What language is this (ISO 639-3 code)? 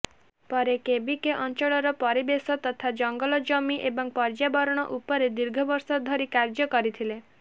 ori